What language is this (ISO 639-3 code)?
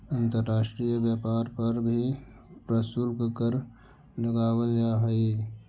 mag